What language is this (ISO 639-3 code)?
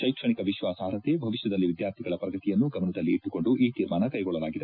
kan